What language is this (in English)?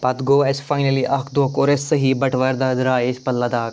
Kashmiri